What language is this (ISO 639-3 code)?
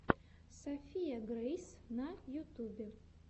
rus